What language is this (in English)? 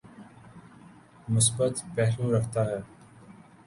Urdu